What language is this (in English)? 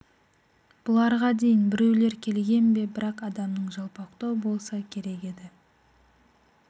Kazakh